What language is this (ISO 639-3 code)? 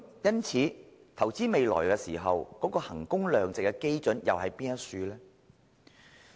yue